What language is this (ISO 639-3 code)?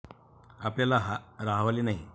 mar